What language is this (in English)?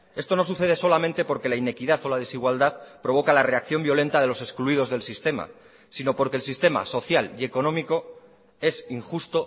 Spanish